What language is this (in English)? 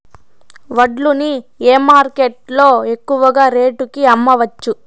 Telugu